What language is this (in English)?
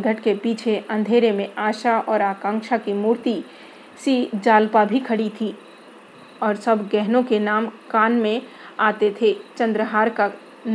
Hindi